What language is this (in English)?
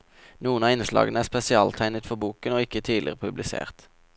Norwegian